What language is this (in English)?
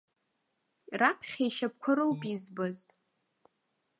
Abkhazian